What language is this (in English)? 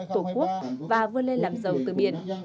Vietnamese